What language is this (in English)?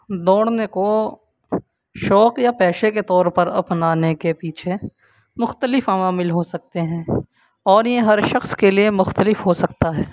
Urdu